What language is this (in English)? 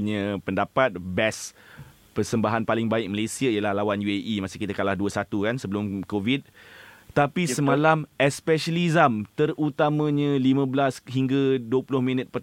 Malay